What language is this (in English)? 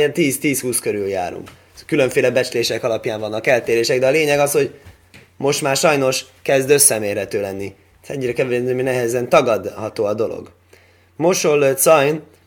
Hungarian